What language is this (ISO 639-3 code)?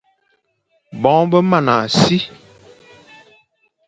fan